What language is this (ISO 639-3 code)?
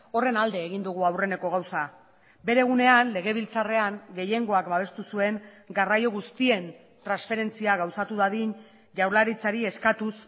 eus